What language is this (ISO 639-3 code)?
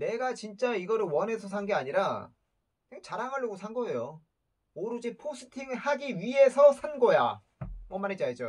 kor